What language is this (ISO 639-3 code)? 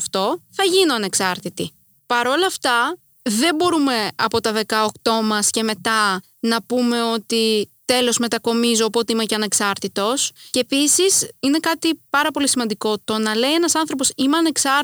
ell